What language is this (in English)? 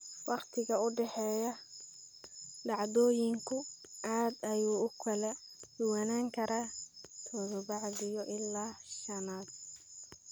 Somali